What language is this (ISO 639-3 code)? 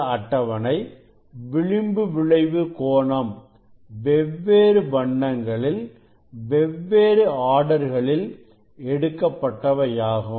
tam